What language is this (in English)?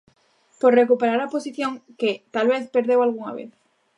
Galician